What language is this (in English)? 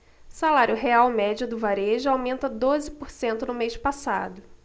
Portuguese